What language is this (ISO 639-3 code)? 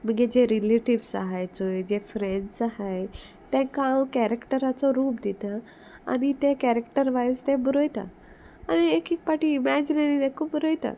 kok